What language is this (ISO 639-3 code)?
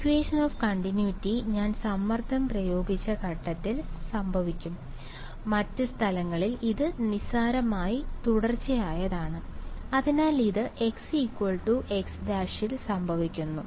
mal